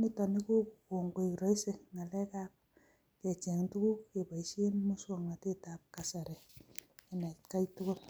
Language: Kalenjin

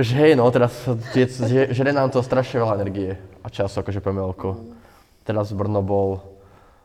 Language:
Slovak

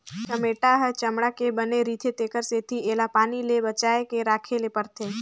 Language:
Chhattisgarhi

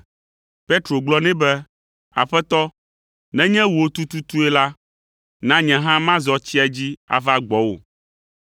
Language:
Ewe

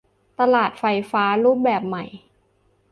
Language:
Thai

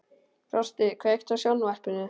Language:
Icelandic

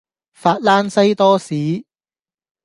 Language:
Cantonese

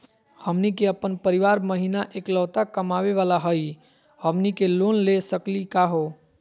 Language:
Magahi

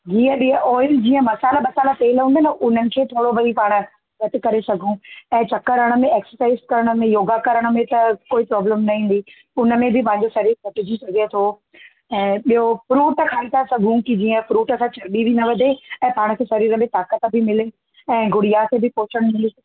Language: Sindhi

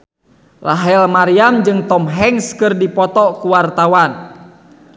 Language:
Sundanese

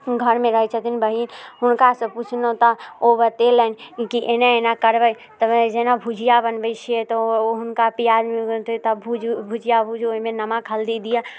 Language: Maithili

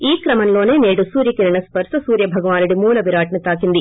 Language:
Telugu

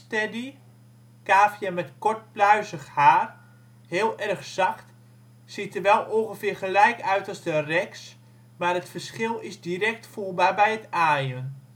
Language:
Dutch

